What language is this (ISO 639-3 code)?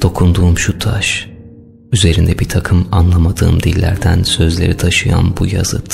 tur